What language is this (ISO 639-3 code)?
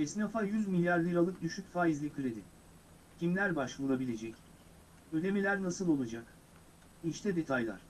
tur